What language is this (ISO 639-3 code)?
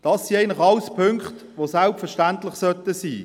gsw